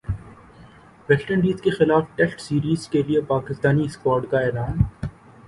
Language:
Urdu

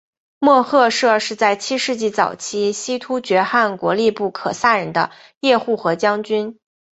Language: Chinese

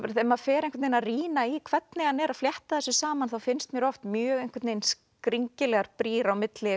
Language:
Icelandic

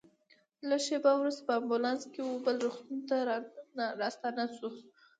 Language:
Pashto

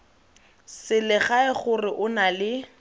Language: Tswana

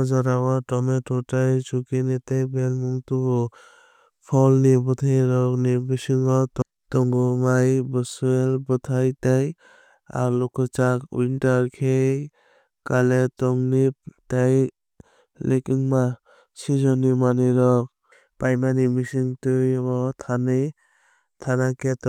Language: Kok Borok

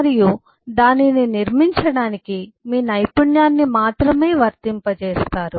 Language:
Telugu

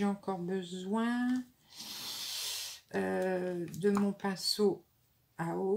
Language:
French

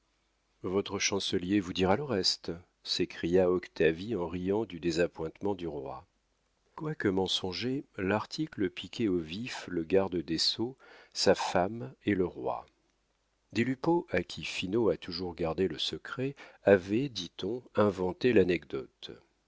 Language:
French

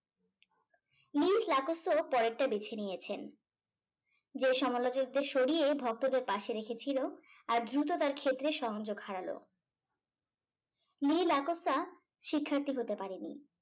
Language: Bangla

